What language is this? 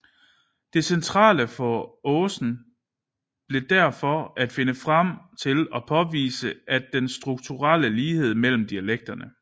Danish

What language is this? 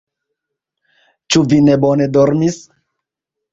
Esperanto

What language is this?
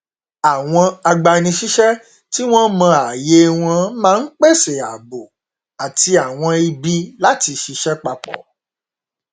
Yoruba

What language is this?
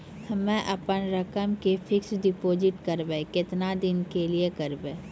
Maithili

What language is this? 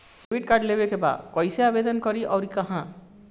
Bhojpuri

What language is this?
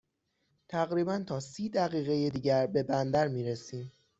Persian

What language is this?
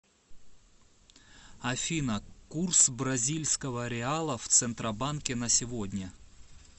Russian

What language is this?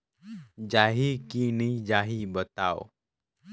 Chhattisgarhi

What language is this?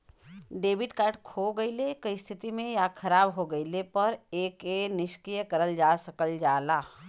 Bhojpuri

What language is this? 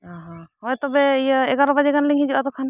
Santali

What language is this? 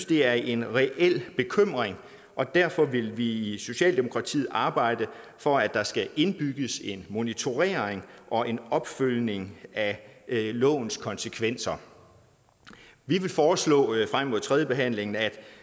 Danish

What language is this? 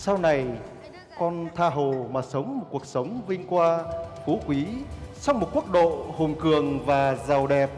Vietnamese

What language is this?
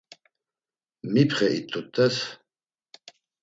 Laz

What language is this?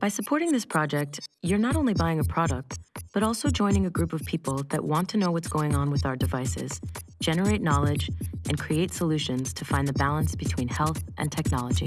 English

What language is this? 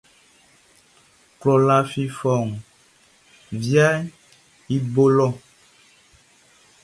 Baoulé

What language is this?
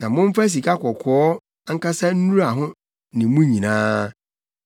Akan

